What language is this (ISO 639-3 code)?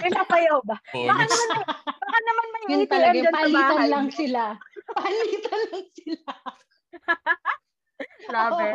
fil